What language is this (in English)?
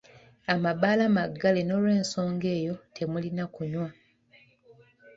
Ganda